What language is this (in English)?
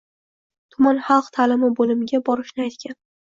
Uzbek